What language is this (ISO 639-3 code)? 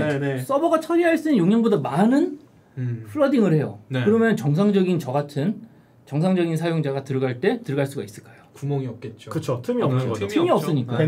kor